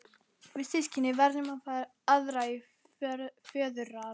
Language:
Icelandic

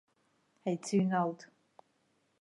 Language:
Abkhazian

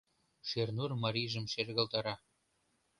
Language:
Mari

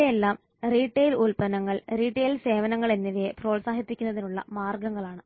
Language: Malayalam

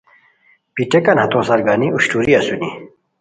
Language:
Khowar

